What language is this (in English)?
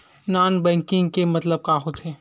Chhattisgarhi